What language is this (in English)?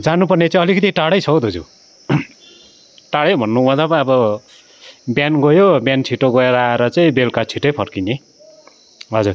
Nepali